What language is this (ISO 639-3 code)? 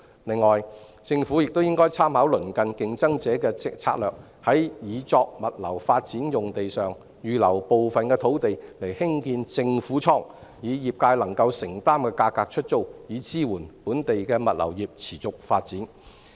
yue